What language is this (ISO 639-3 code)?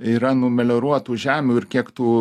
lit